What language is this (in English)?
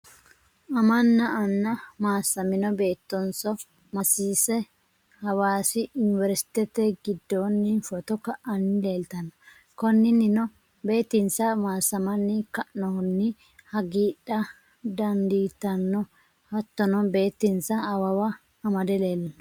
Sidamo